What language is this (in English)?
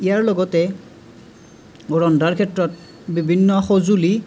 Assamese